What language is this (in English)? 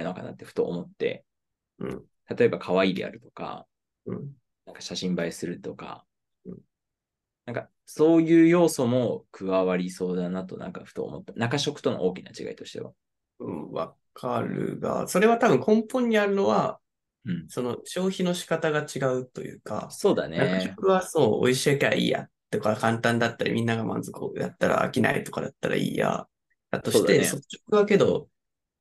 Japanese